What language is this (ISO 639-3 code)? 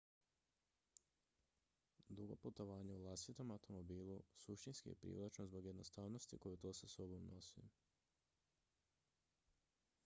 hrv